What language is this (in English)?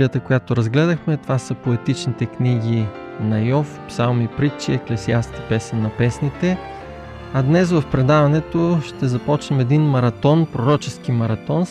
Bulgarian